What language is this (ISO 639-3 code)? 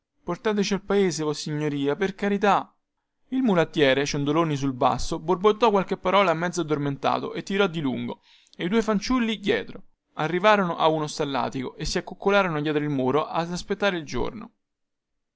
ita